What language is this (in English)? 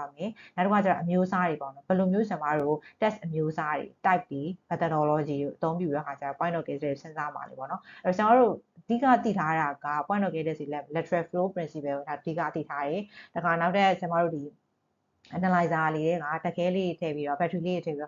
Thai